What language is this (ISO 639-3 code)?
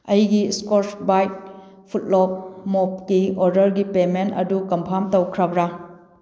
mni